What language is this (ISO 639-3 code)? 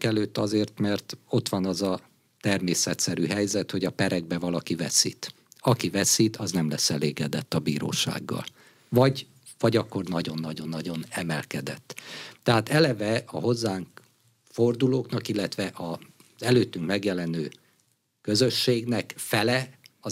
hun